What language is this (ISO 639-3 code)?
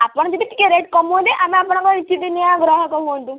ori